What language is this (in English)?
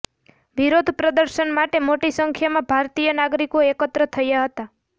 Gujarati